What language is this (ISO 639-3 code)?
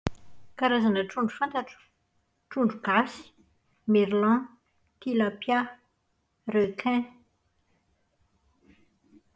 mlg